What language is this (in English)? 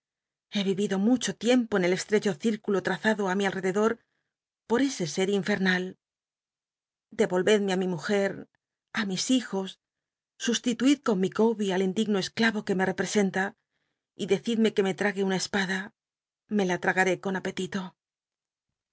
Spanish